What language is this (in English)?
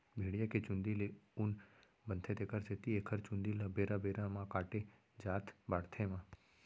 Chhattisgarhi